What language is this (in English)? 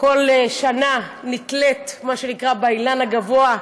Hebrew